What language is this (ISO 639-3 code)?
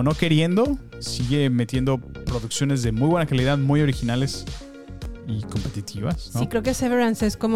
spa